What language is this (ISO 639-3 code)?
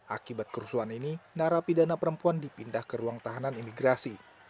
ind